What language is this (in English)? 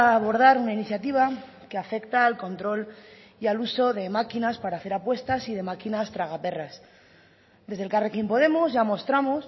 Spanish